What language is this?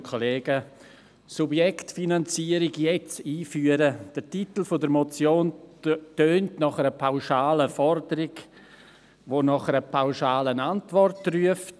Swiss German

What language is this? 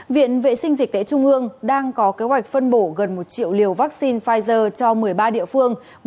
Vietnamese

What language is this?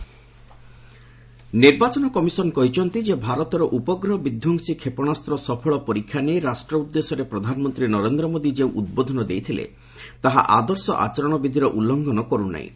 Odia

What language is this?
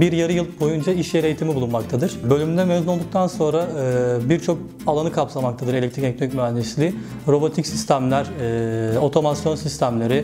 Turkish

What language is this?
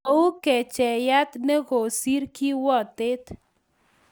Kalenjin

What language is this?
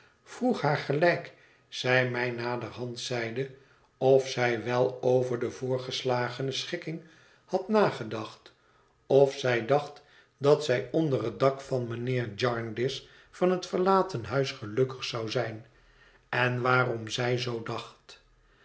Dutch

